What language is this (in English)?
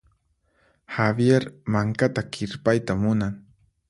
Puno Quechua